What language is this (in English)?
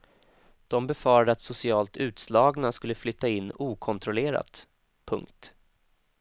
Swedish